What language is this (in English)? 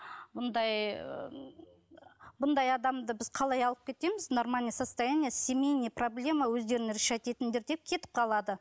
Kazakh